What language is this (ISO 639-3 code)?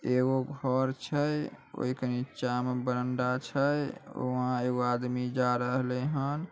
mag